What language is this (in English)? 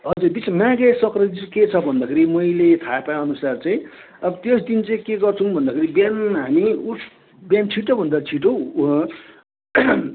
Nepali